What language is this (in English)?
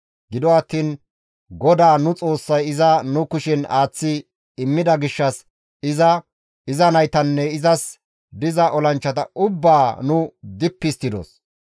Gamo